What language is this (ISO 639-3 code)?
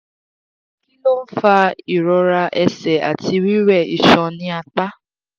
yor